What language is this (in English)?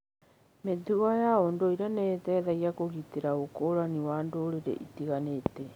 Kikuyu